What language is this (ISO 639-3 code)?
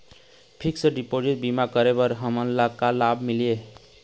hne